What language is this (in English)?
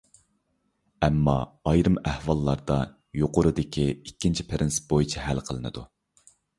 Uyghur